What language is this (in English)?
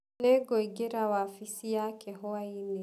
Kikuyu